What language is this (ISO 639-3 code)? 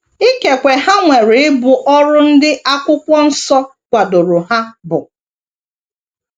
ibo